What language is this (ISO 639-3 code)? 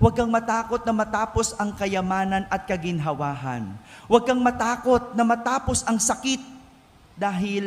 fil